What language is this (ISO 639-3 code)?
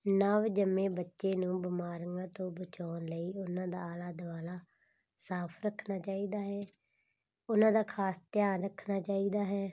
pan